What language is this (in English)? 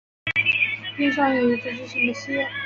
Chinese